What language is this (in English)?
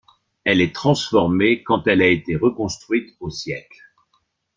French